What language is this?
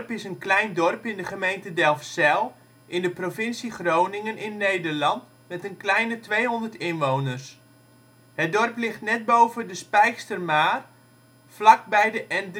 Dutch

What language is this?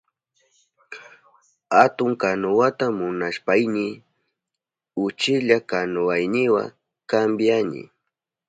Southern Pastaza Quechua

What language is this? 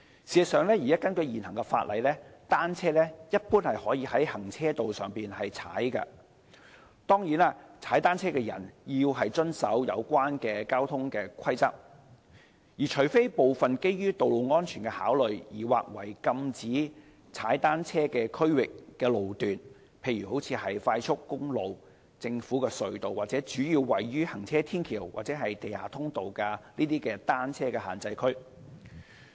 Cantonese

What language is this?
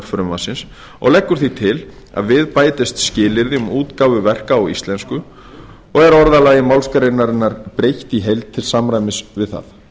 Icelandic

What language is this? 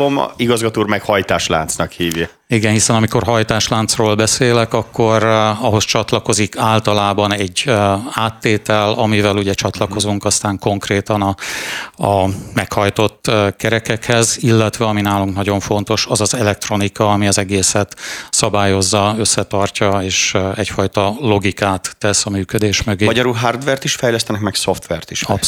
Hungarian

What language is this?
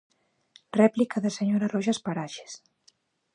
Galician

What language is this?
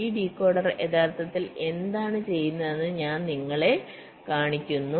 Malayalam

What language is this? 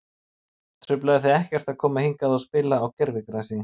Icelandic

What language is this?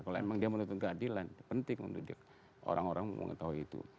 Indonesian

